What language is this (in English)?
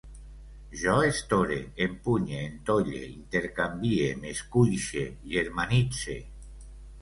Catalan